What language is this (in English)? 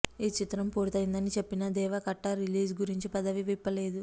Telugu